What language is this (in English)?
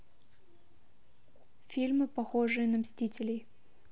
Russian